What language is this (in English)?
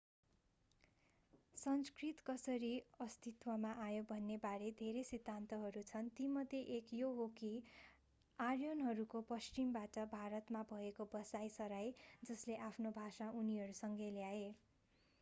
Nepali